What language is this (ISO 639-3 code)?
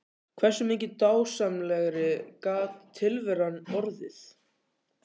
isl